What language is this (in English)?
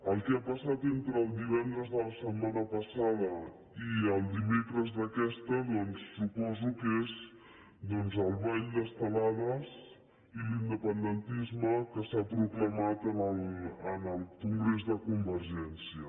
Catalan